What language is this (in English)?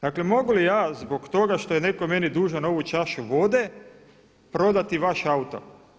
Croatian